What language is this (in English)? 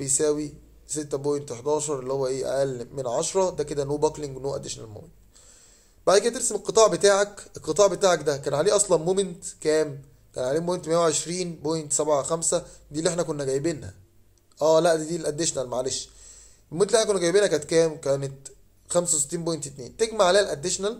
Arabic